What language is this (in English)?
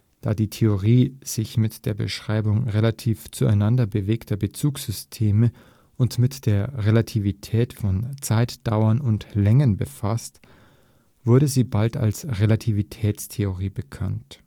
German